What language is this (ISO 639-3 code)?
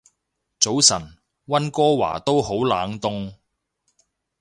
yue